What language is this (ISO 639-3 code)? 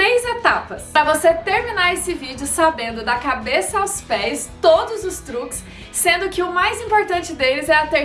por